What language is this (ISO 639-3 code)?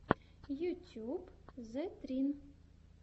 rus